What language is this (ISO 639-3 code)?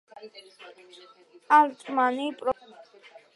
kat